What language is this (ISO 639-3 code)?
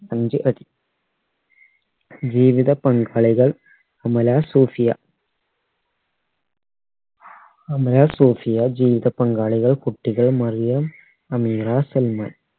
mal